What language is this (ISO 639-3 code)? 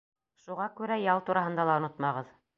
bak